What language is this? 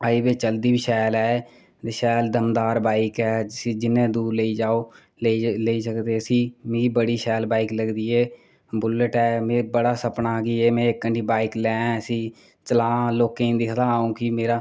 Dogri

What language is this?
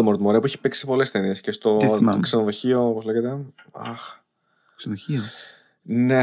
Greek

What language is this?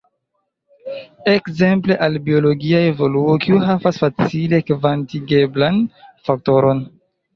Esperanto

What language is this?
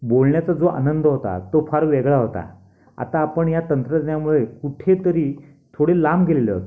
Marathi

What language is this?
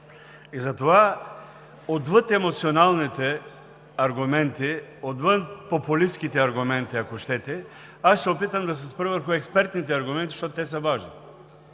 Bulgarian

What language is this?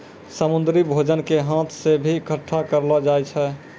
Maithili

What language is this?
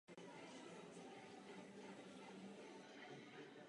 Czech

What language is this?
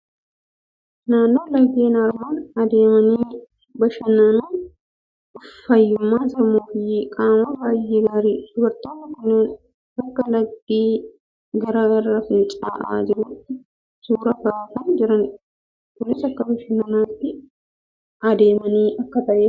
Oromo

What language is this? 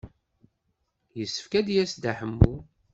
Kabyle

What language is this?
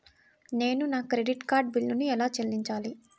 Telugu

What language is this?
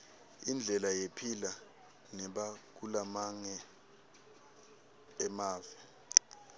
Swati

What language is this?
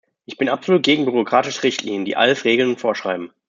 German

